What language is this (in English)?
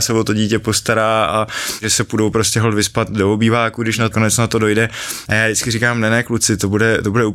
Czech